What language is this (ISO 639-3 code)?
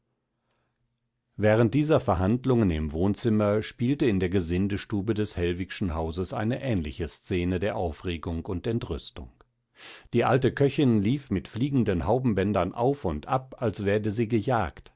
deu